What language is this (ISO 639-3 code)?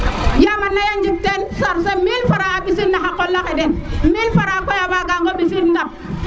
srr